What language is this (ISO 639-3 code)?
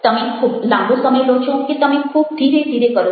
guj